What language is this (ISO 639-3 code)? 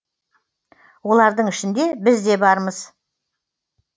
kaz